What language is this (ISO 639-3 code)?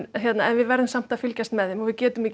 isl